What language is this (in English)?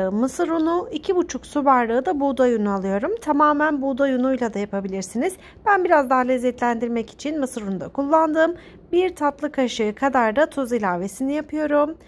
Turkish